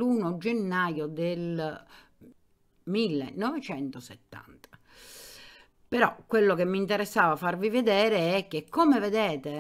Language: Italian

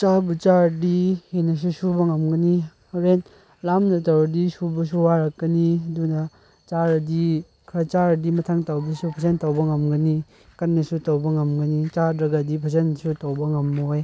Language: Manipuri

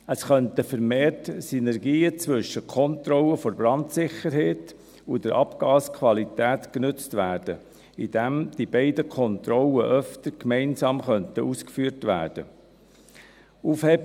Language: Swiss German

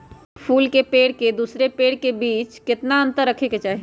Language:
Magahi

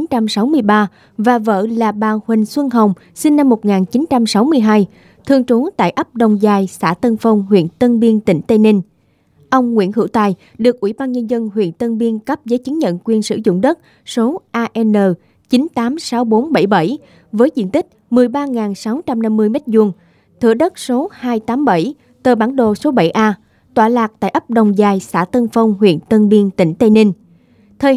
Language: Vietnamese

